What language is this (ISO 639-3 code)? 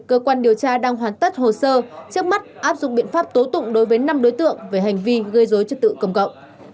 vie